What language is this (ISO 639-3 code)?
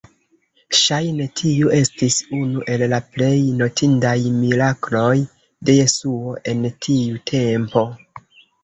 epo